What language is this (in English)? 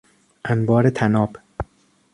Persian